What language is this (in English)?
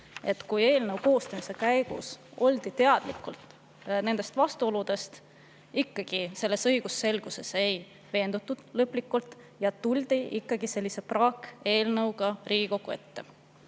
Estonian